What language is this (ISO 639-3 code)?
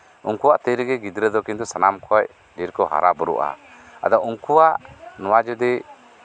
sat